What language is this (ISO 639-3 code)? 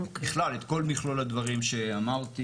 heb